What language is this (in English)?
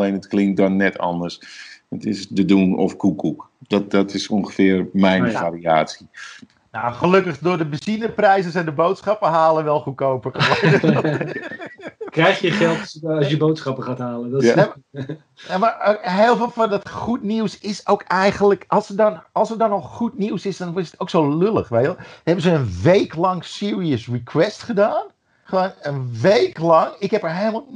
Dutch